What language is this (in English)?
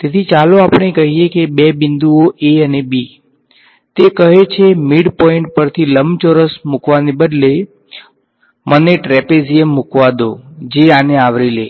Gujarati